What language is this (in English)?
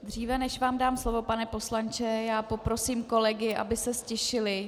Czech